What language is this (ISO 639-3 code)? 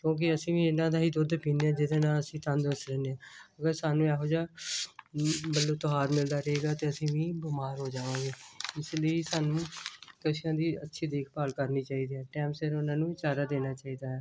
pan